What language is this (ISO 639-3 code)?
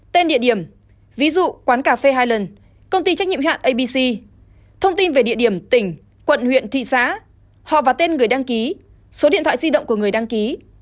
vie